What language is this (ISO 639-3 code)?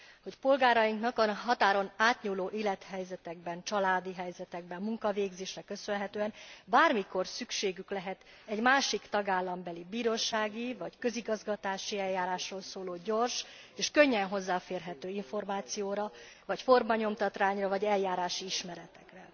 hun